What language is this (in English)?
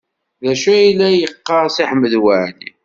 Kabyle